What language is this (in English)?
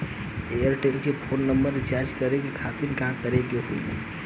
Bhojpuri